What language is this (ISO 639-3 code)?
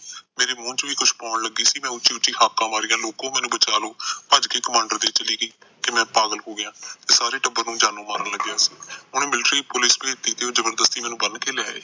pan